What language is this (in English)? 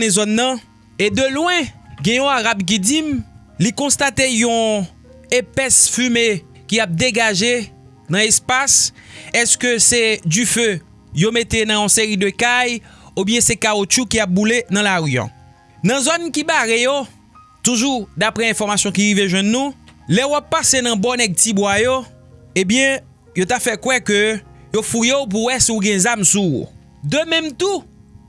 French